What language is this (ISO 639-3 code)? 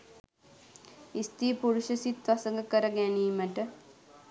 sin